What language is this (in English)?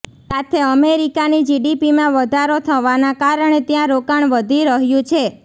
Gujarati